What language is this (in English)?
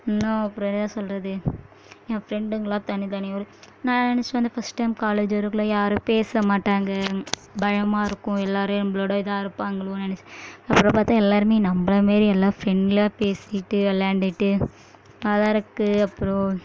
Tamil